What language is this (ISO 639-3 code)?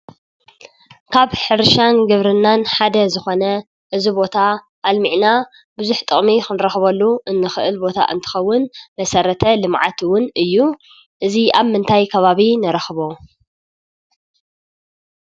tir